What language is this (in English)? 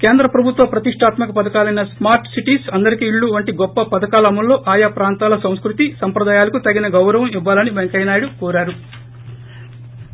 Telugu